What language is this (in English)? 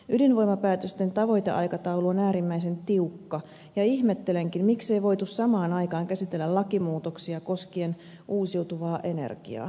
Finnish